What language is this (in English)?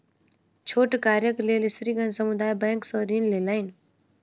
Maithili